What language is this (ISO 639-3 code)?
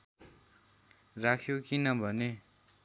nep